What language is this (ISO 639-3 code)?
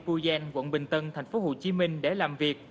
vie